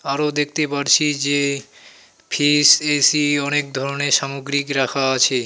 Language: Bangla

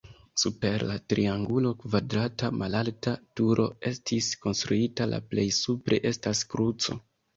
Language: Esperanto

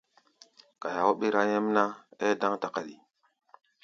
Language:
Gbaya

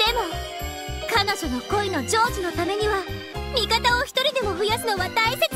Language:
Japanese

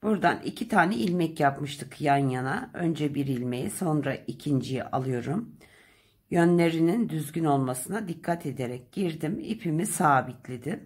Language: Turkish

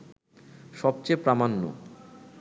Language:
Bangla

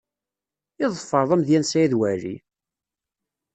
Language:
Kabyle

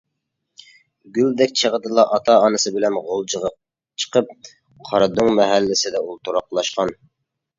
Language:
Uyghur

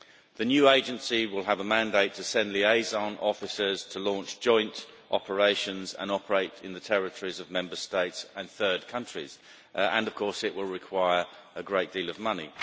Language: English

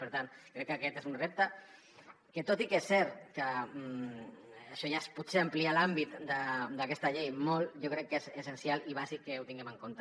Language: Catalan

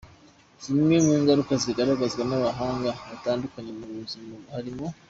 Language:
Kinyarwanda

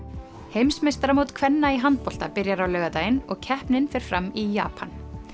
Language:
Icelandic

